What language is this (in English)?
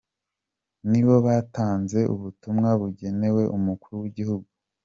Kinyarwanda